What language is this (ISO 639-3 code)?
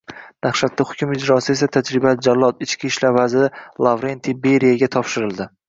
uzb